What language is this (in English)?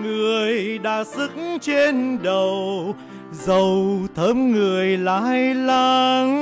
Vietnamese